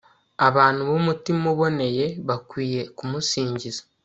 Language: Kinyarwanda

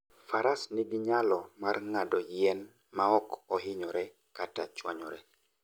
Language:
Luo (Kenya and Tanzania)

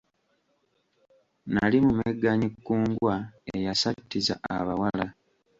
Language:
Ganda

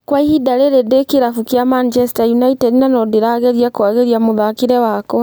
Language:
Kikuyu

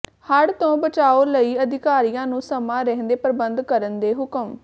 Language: Punjabi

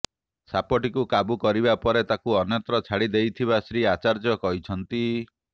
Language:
Odia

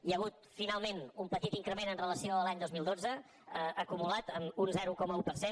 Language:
Catalan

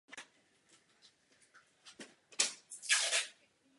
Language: Czech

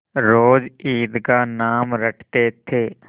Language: Hindi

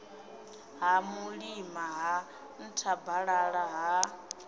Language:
Venda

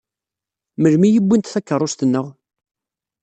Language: Kabyle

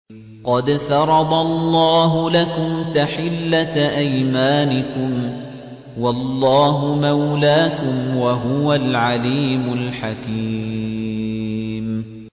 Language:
Arabic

